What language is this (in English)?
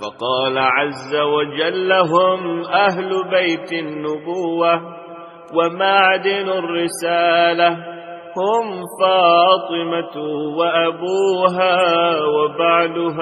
Arabic